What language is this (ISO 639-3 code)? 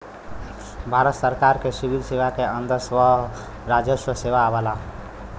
bho